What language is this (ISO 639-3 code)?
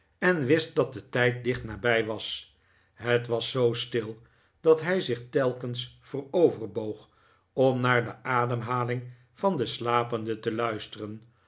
nld